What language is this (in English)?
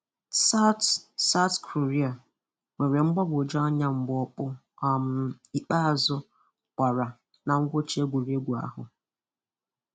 Igbo